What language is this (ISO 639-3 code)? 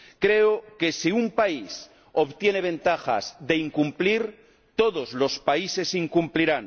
spa